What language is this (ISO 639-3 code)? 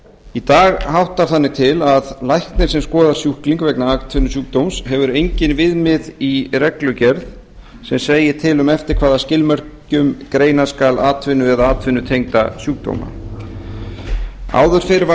isl